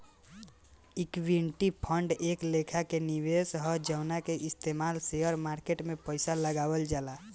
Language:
Bhojpuri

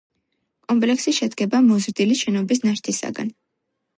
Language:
Georgian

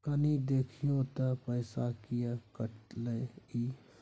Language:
Maithili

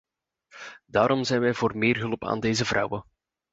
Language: Dutch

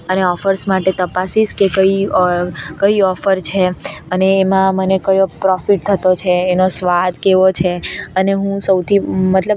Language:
Gujarati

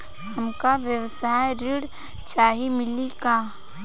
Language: Bhojpuri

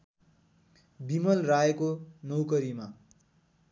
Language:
Nepali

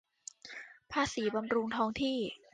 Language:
Thai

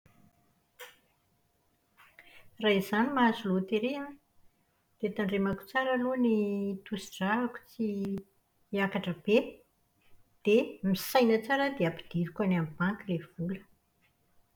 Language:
Malagasy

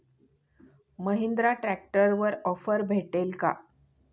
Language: Marathi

